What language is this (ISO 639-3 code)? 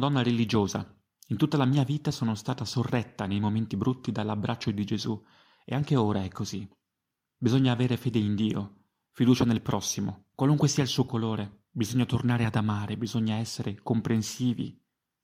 ita